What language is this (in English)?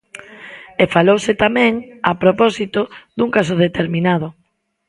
Galician